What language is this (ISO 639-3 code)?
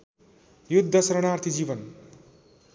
nep